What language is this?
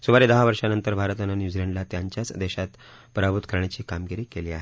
Marathi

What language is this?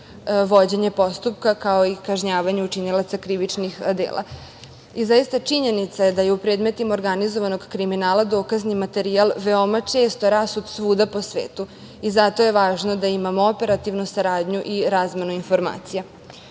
Serbian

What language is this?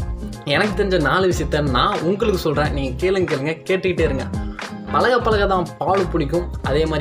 Tamil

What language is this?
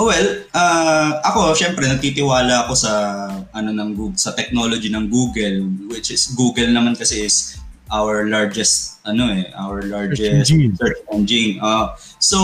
Filipino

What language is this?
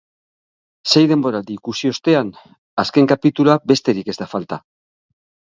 Basque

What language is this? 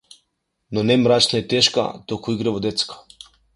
Macedonian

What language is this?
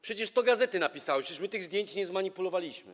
Polish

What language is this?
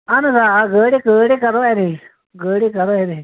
Kashmiri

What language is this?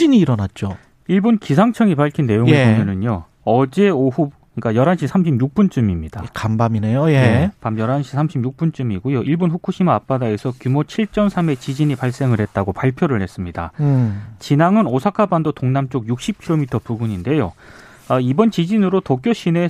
Korean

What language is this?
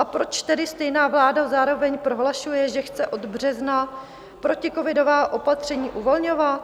Czech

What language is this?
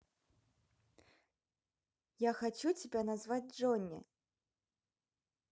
Russian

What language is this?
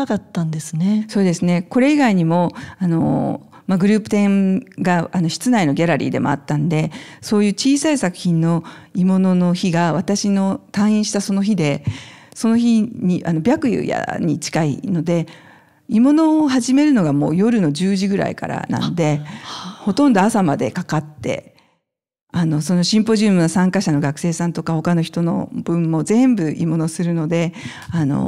Japanese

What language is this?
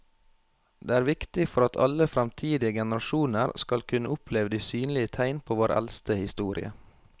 Norwegian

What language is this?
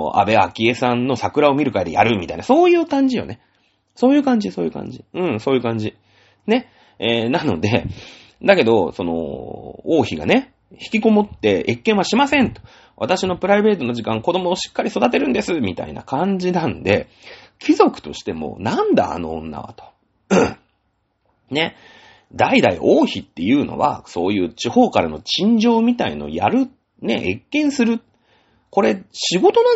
Japanese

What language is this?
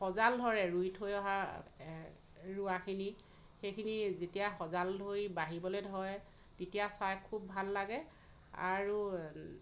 Assamese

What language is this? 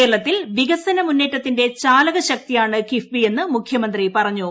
Malayalam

